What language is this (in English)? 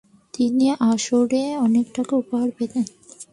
Bangla